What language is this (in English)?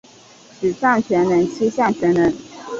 Chinese